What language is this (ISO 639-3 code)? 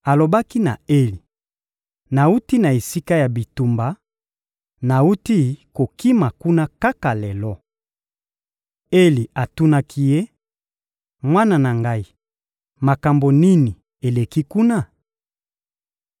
lin